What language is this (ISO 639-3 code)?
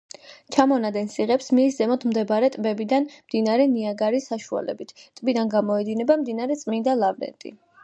kat